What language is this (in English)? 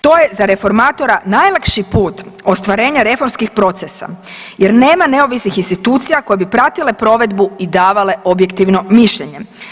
Croatian